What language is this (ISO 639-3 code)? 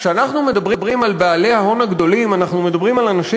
heb